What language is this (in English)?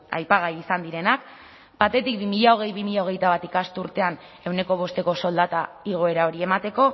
Basque